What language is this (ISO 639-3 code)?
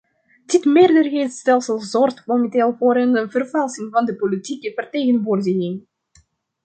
nld